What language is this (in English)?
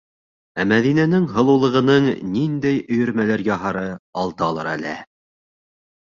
Bashkir